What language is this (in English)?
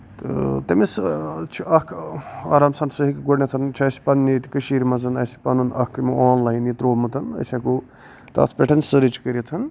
Kashmiri